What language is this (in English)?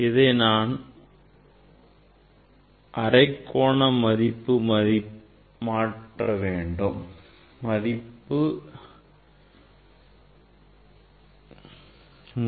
Tamil